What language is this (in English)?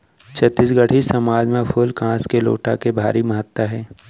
Chhattisgarhi